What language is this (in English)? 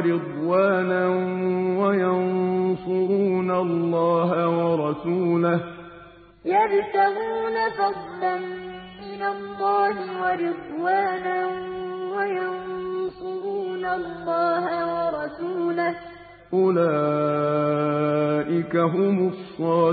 Arabic